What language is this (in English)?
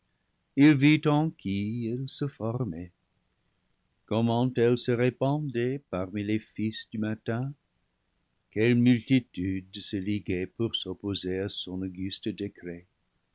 French